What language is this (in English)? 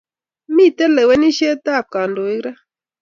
Kalenjin